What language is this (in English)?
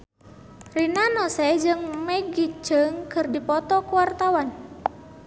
Sundanese